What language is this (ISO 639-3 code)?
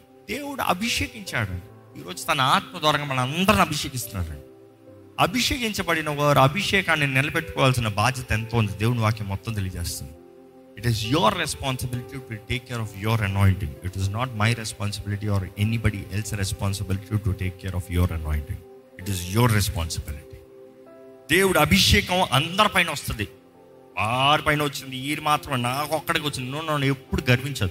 tel